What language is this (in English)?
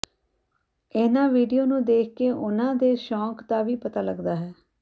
Punjabi